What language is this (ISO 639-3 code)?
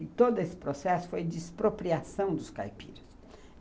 por